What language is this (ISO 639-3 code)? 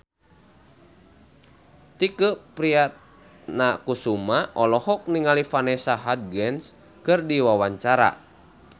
sun